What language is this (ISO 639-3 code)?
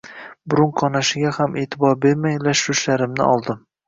uzb